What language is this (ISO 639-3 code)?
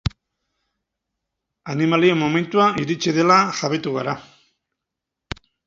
eus